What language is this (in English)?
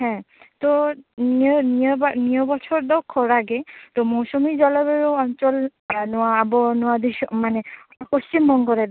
Santali